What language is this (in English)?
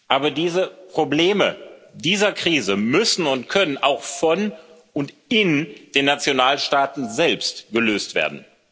German